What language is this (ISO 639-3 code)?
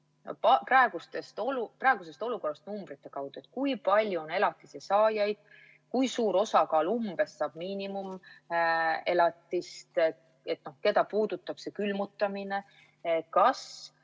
est